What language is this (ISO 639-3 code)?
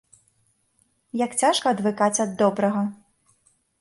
bel